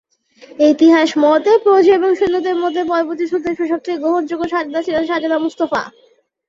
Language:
Bangla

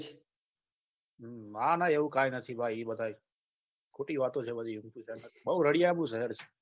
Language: Gujarati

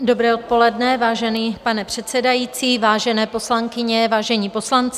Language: Czech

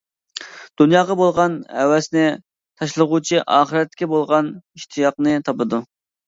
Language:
Uyghur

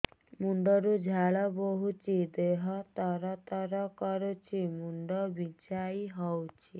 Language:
Odia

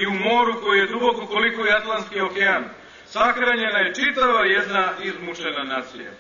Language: Greek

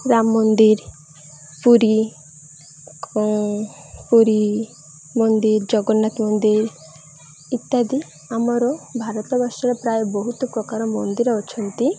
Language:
Odia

